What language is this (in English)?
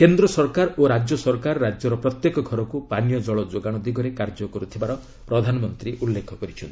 Odia